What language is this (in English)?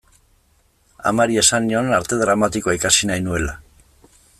Basque